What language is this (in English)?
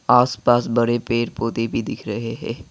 Hindi